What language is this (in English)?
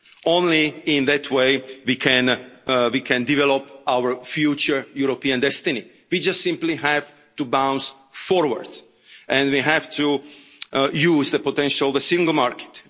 English